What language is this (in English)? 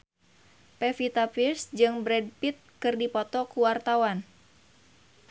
Sundanese